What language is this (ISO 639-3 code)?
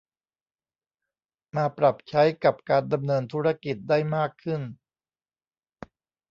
tha